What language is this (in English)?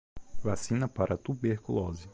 Portuguese